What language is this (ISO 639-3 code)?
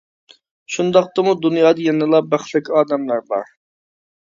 uig